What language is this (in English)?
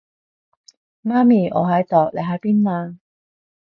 Cantonese